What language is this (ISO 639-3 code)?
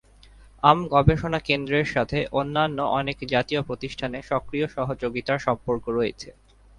ben